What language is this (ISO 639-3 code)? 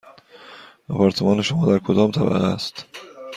fas